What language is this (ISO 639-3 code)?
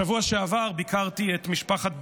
heb